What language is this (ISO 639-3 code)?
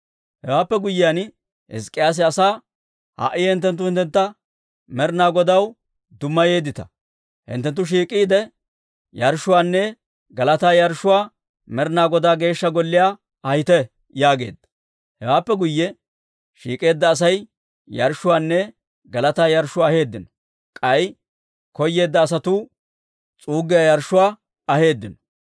dwr